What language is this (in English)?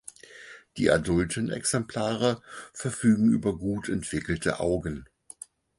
German